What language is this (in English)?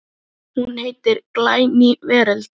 Icelandic